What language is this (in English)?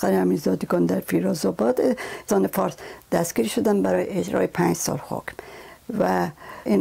Persian